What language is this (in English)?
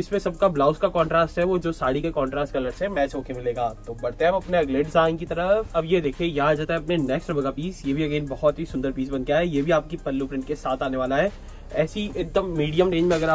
Hindi